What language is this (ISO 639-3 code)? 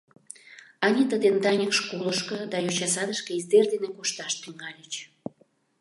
chm